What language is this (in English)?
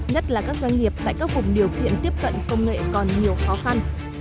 Vietnamese